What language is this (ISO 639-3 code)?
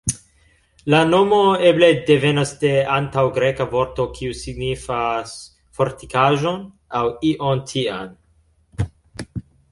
epo